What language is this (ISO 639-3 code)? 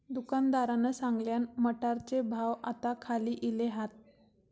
mar